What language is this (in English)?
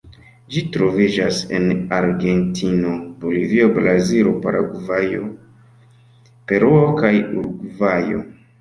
Esperanto